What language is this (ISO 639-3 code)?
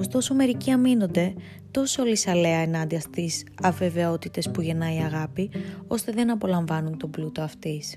ell